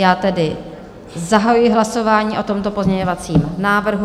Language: Czech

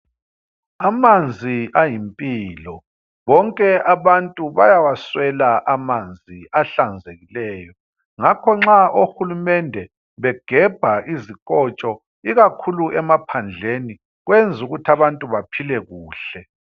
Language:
North Ndebele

